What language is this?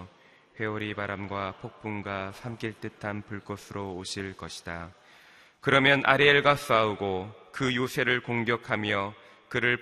Korean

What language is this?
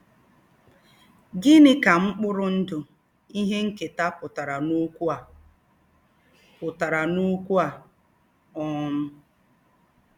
Igbo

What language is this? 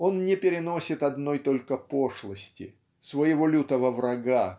Russian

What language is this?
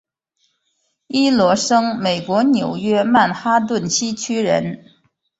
Chinese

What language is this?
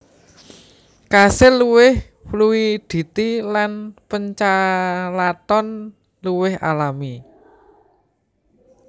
Javanese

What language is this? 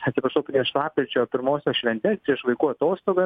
Lithuanian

